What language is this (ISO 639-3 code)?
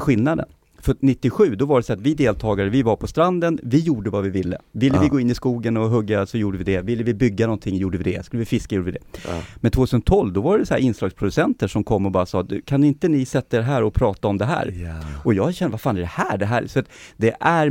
swe